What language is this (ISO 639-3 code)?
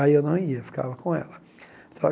por